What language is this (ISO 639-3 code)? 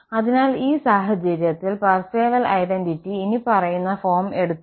mal